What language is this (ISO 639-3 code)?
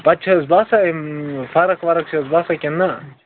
kas